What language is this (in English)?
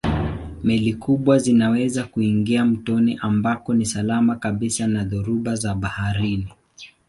Swahili